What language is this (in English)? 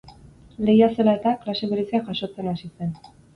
Basque